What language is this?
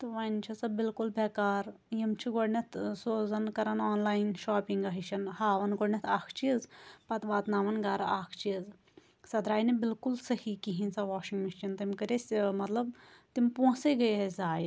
Kashmiri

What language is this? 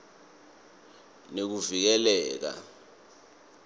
Swati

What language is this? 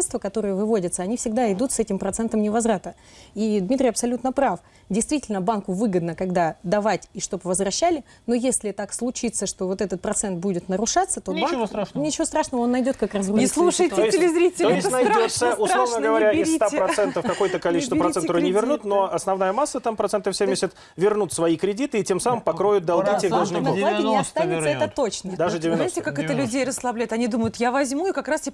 Russian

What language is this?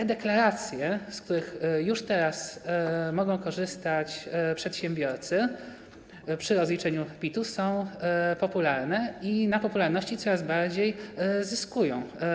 Polish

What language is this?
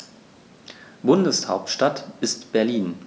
German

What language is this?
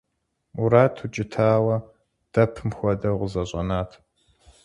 Kabardian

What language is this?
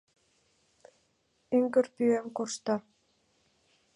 Mari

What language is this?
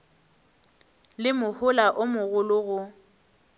Northern Sotho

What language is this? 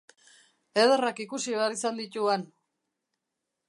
Basque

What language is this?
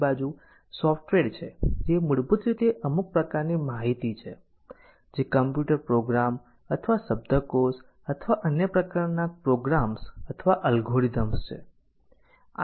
Gujarati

